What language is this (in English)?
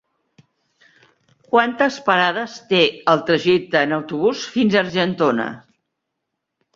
Catalan